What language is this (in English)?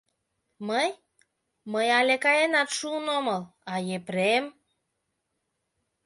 Mari